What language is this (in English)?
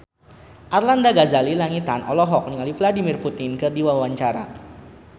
Sundanese